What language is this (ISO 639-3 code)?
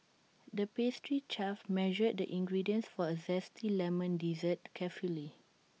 eng